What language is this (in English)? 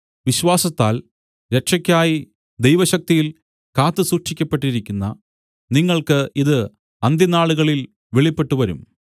Malayalam